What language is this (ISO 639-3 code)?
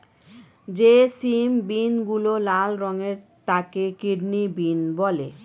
ben